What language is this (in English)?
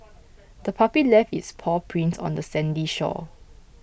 English